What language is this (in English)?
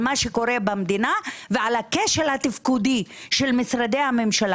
Hebrew